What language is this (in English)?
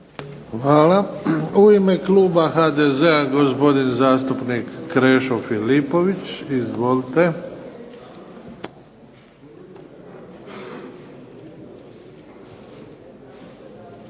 Croatian